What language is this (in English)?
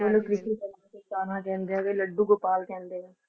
Punjabi